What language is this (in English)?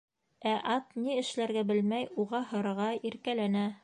Bashkir